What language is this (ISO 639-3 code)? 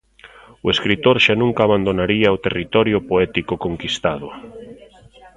glg